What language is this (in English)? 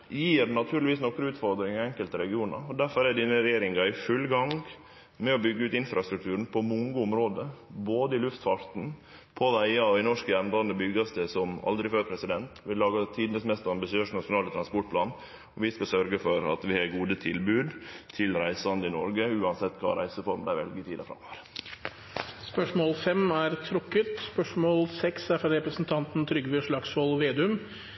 Norwegian